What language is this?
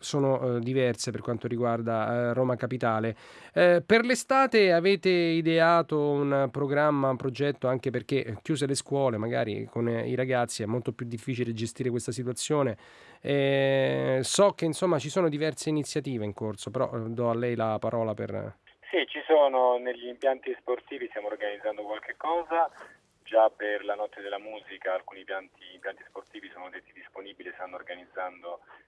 Italian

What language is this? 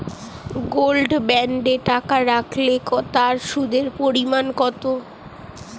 Bangla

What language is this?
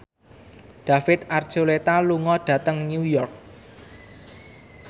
Javanese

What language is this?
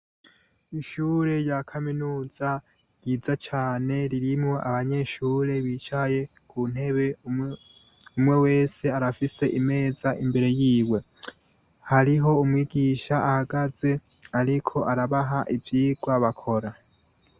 Rundi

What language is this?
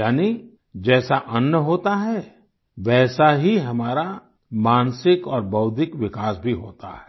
Hindi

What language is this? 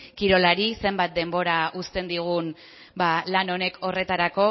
Basque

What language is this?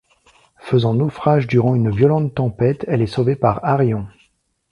French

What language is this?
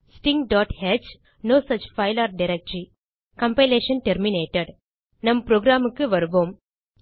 Tamil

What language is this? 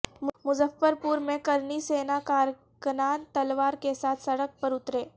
Urdu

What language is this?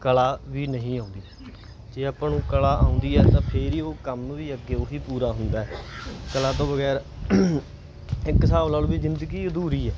Punjabi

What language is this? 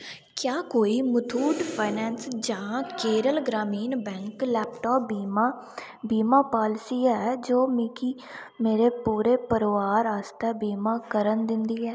Dogri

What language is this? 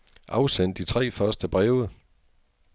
Danish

